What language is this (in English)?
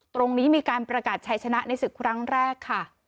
Thai